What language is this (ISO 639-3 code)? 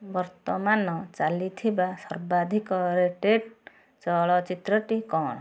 ori